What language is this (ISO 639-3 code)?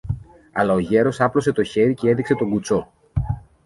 ell